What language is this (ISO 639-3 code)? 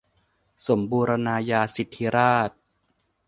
tha